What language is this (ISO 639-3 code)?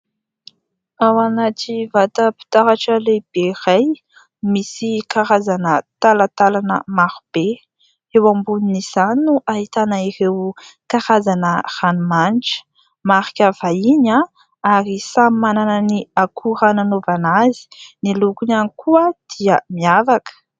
mlg